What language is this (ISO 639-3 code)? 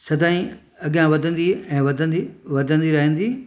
snd